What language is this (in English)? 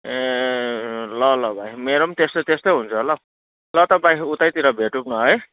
Nepali